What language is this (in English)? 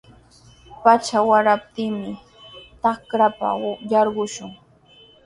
Sihuas Ancash Quechua